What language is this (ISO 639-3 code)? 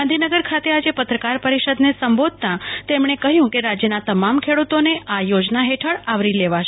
guj